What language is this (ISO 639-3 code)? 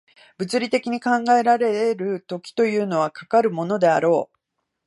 jpn